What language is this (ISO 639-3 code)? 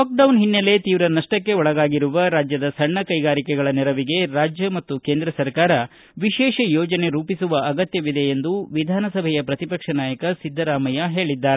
kan